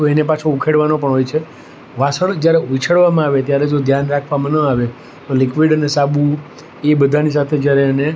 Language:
Gujarati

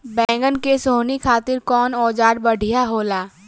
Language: Bhojpuri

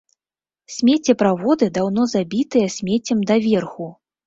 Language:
Belarusian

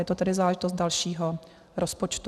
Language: Czech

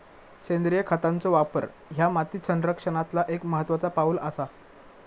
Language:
Marathi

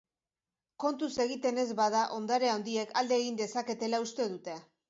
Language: Basque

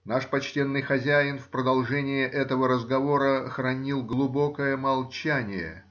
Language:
Russian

